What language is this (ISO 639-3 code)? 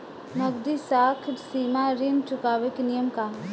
bho